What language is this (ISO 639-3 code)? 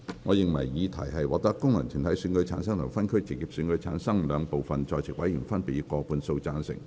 yue